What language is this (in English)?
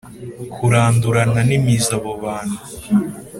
Kinyarwanda